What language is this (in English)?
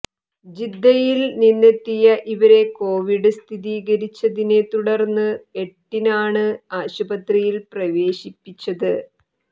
Malayalam